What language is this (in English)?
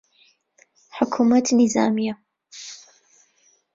Central Kurdish